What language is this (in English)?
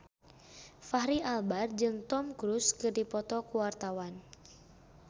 Sundanese